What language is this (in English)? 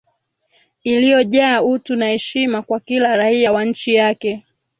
Swahili